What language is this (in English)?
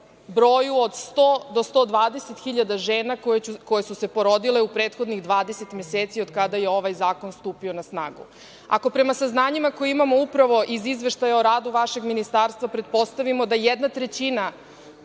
Serbian